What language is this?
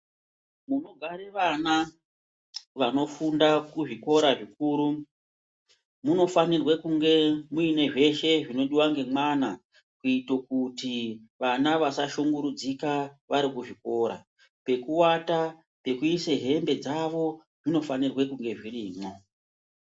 Ndau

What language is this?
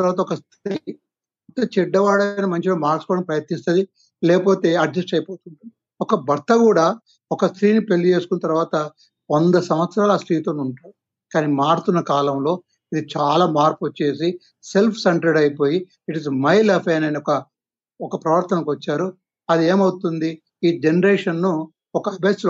Telugu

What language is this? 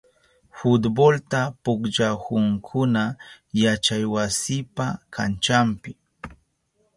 Southern Pastaza Quechua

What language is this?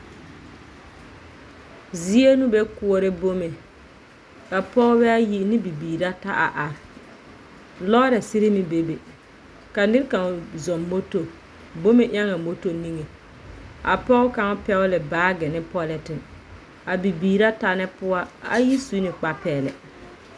Southern Dagaare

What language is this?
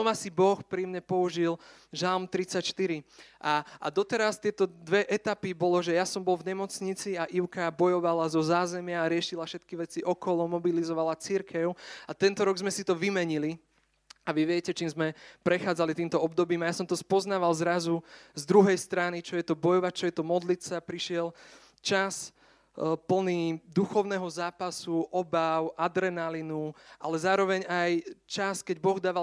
Slovak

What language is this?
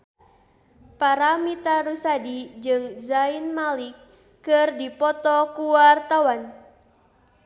Sundanese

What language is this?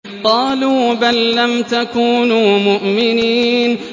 Arabic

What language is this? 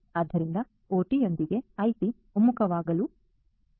Kannada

